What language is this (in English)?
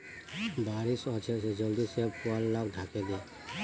Magahi